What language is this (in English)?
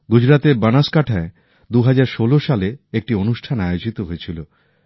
Bangla